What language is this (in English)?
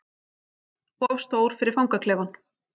Icelandic